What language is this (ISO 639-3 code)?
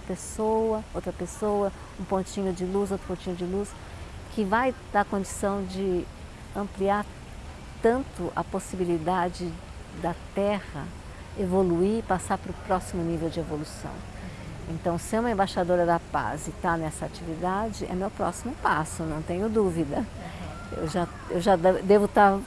por